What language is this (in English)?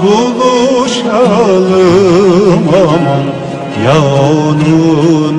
Turkish